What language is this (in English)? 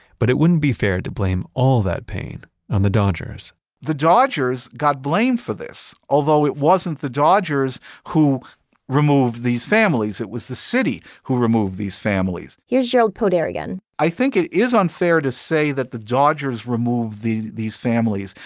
English